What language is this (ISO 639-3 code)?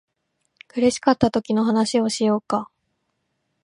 jpn